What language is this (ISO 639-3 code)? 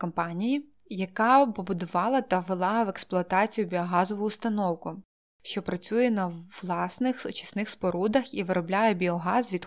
ukr